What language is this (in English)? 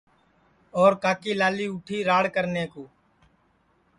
Sansi